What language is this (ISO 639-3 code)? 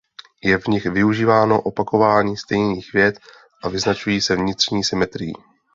ces